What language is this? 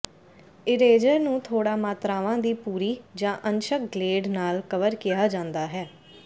Punjabi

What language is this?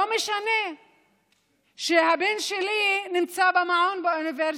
Hebrew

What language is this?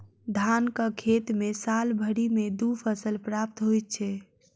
Maithili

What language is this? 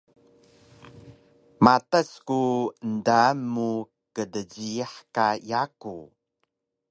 Taroko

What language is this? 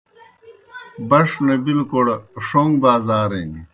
Kohistani Shina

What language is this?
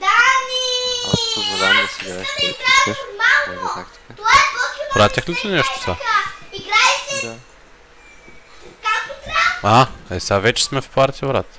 Bulgarian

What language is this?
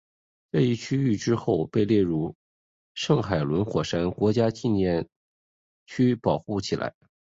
Chinese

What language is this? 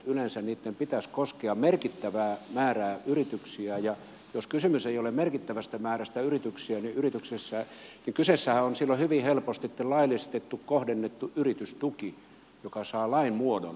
Finnish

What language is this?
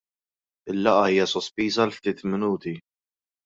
Maltese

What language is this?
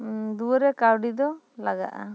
Santali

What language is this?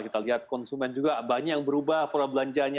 Indonesian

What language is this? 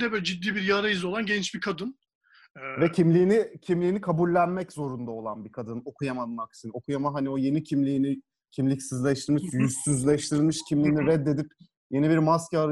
Turkish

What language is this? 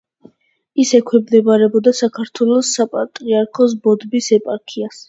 Georgian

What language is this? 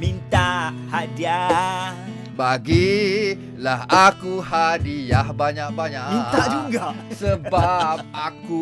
Malay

